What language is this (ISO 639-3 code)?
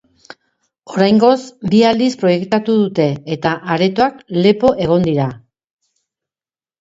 eus